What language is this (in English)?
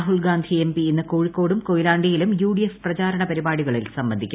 Malayalam